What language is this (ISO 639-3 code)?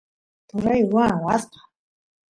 qus